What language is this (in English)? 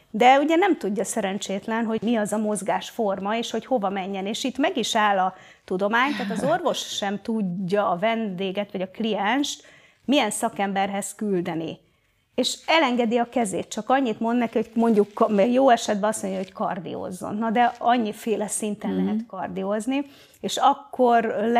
Hungarian